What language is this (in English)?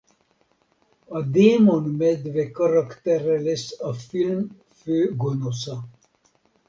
Hungarian